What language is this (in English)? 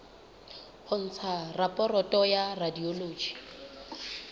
Southern Sotho